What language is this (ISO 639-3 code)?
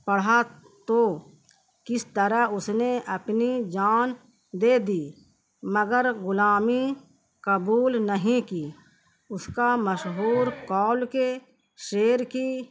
urd